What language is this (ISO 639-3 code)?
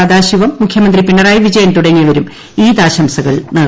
mal